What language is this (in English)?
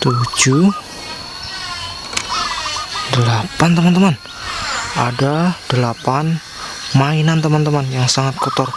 Indonesian